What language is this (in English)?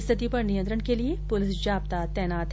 Hindi